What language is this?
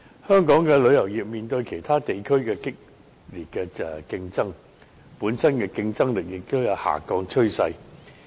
Cantonese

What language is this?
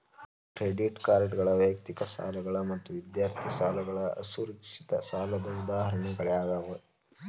Kannada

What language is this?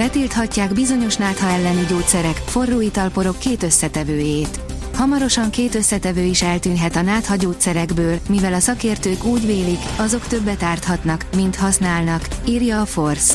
Hungarian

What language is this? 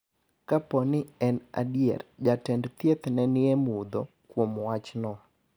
Luo (Kenya and Tanzania)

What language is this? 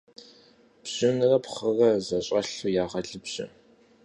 Kabardian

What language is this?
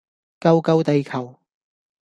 Cantonese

